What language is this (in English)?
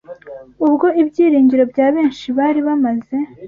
Kinyarwanda